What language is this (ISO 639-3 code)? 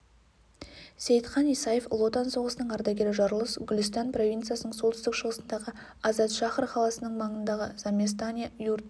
kaz